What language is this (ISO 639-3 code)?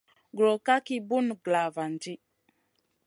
mcn